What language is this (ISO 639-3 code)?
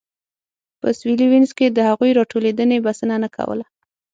pus